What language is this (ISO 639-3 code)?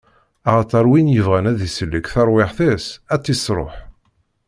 kab